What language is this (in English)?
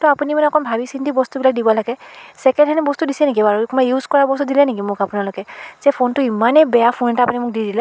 Assamese